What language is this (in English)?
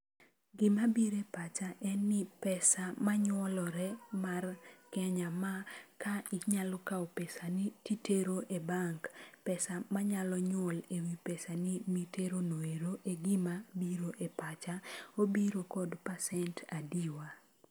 Luo (Kenya and Tanzania)